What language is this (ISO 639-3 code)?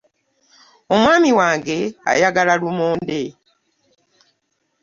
lug